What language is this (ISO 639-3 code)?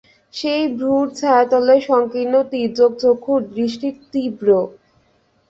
ben